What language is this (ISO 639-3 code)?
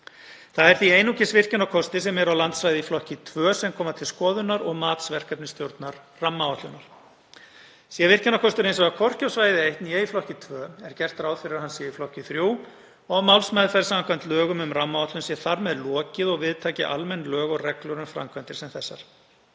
isl